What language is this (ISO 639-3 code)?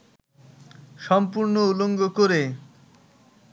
ben